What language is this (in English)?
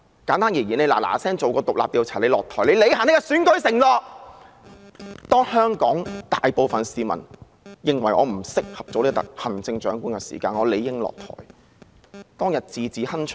Cantonese